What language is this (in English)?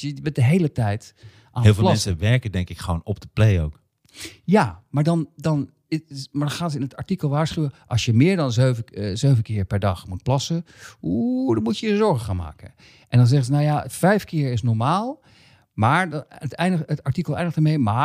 Dutch